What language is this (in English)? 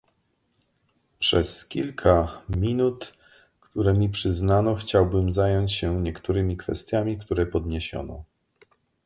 Polish